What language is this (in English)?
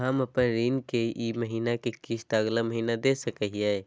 Magahi